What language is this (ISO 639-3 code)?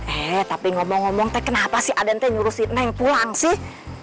ind